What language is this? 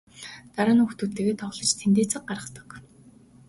Mongolian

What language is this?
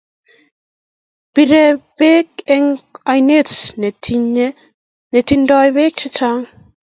Kalenjin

